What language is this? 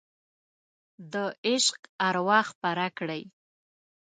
Pashto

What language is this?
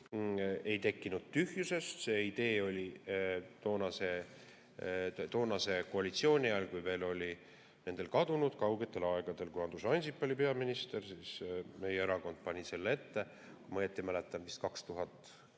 Estonian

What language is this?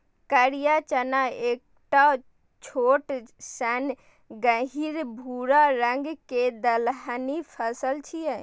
Maithili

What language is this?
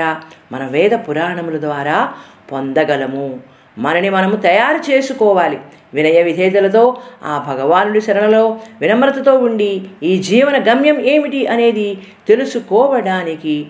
Telugu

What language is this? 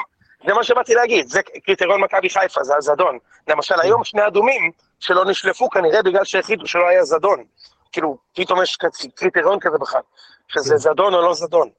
Hebrew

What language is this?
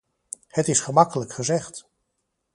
Dutch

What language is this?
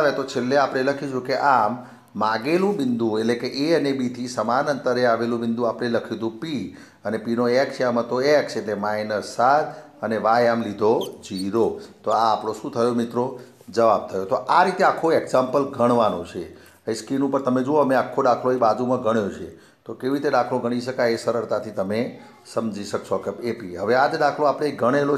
Hindi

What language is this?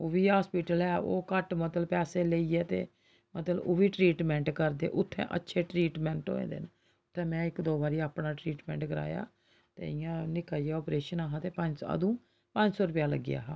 Dogri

